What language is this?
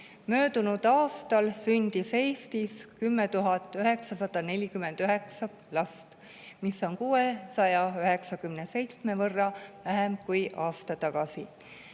Estonian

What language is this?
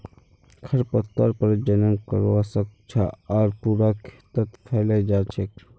Magahi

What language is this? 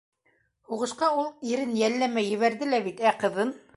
Bashkir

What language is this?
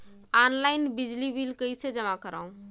Chhattisgarhi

